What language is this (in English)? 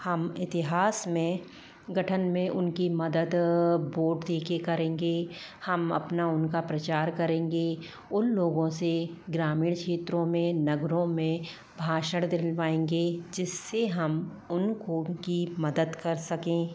Hindi